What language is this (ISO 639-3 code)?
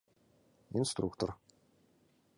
chm